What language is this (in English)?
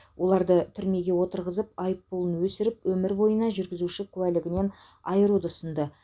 Kazakh